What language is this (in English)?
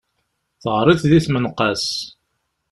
Kabyle